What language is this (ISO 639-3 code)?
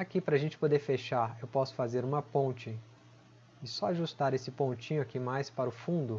por